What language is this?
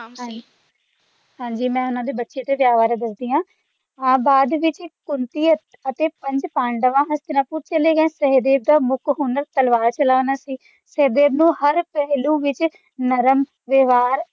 Punjabi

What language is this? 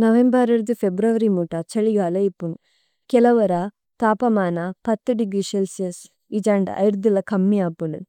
Tulu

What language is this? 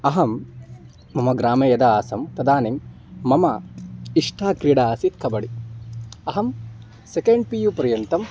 Sanskrit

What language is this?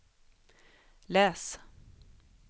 Swedish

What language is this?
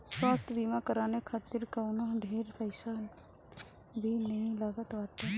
Bhojpuri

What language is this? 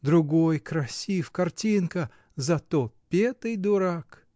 Russian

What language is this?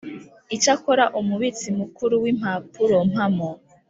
Kinyarwanda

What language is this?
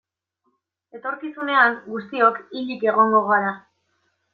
Basque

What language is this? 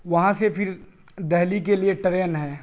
Urdu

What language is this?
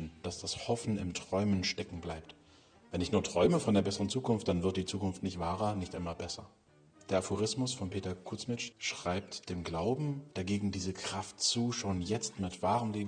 German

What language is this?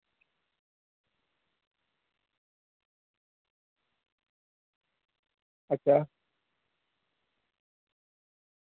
Dogri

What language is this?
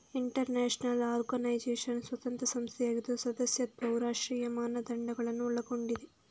Kannada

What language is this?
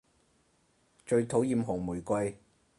Cantonese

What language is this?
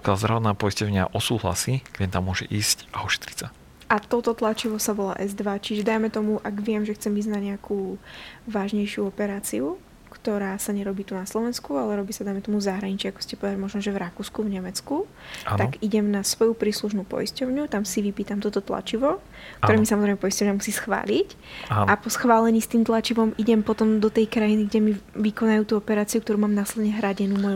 Slovak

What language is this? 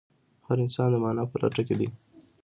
Pashto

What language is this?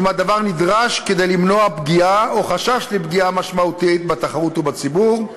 Hebrew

